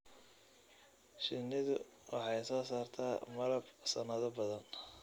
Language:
Somali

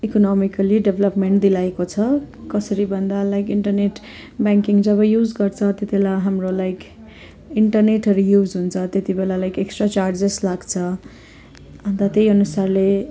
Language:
Nepali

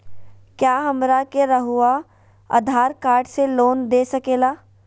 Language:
Magahi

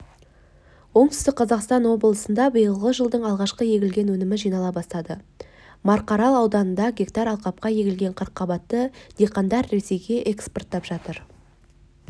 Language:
Kazakh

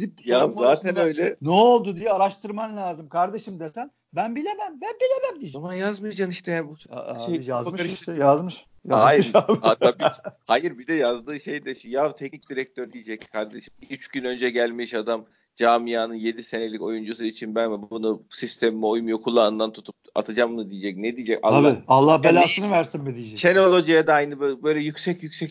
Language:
Turkish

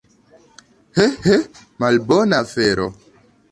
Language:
Esperanto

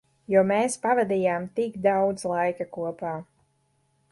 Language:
Latvian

